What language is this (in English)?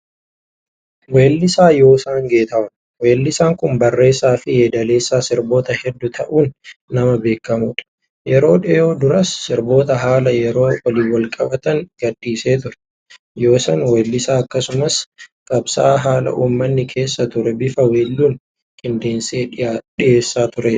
Oromo